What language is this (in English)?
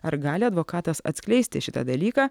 Lithuanian